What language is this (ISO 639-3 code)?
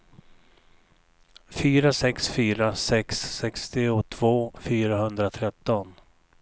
swe